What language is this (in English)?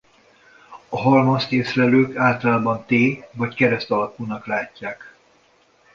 Hungarian